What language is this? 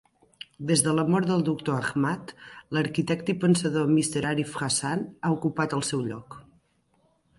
Catalan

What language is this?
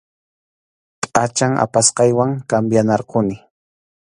Arequipa-La Unión Quechua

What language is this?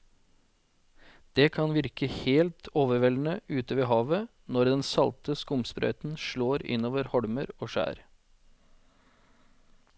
Norwegian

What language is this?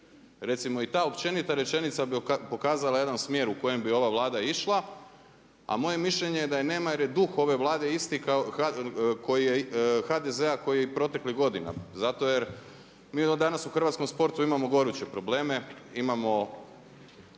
Croatian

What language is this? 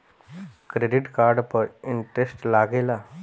Bhojpuri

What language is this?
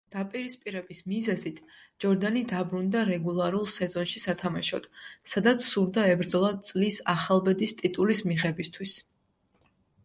Georgian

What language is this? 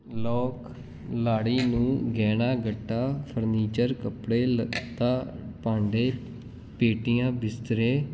Punjabi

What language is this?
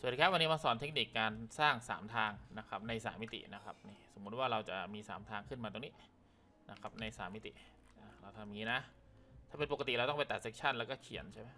Thai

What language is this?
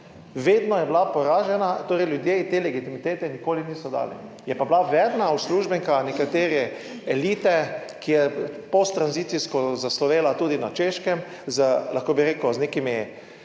Slovenian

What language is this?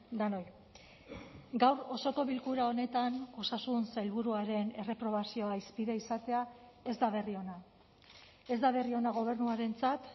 Basque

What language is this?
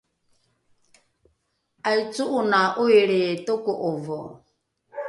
Rukai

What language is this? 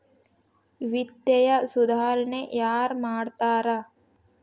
Kannada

